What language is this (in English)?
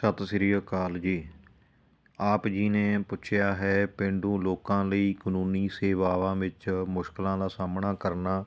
Punjabi